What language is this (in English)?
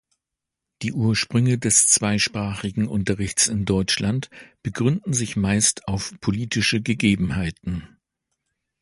German